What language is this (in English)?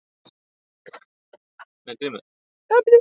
Icelandic